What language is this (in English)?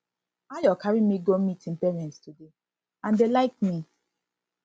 Nigerian Pidgin